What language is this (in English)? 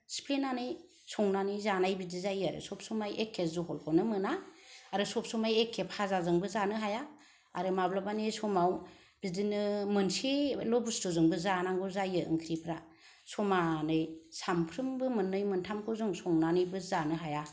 Bodo